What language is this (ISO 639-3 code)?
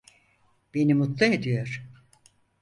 tur